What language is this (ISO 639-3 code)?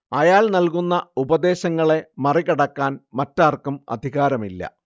mal